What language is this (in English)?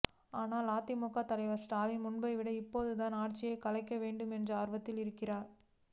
Tamil